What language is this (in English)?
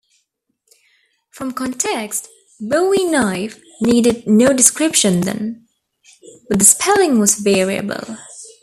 English